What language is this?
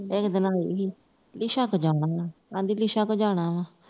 Punjabi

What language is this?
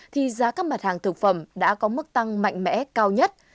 Vietnamese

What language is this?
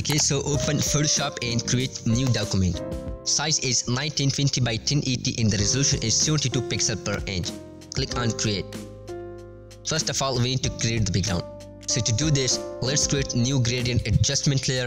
English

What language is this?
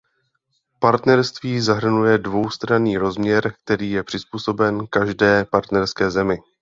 Czech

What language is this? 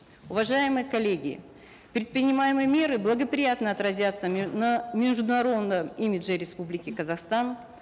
Kazakh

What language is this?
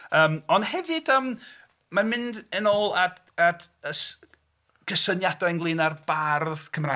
Welsh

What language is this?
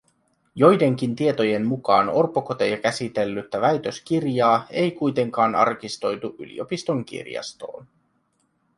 Finnish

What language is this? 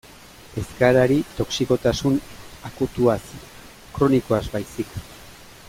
Basque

